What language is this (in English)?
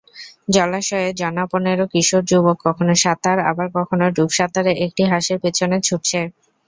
Bangla